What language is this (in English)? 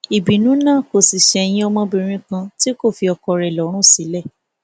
Yoruba